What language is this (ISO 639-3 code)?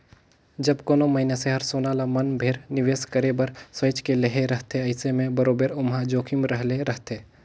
hne